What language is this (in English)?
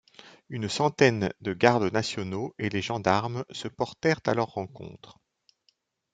French